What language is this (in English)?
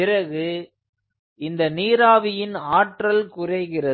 Tamil